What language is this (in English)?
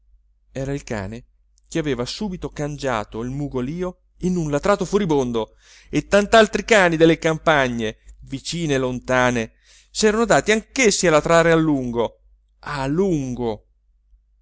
Italian